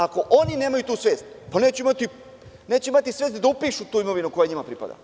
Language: Serbian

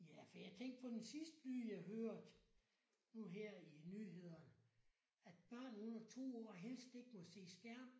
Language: Danish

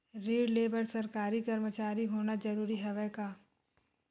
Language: Chhattisgarhi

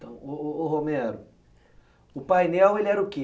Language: Portuguese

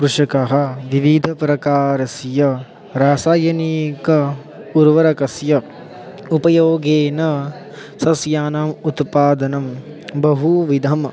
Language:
Sanskrit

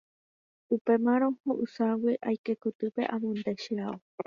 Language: Guarani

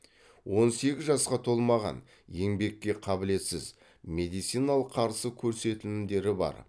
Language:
Kazakh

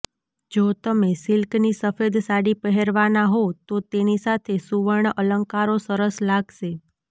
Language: Gujarati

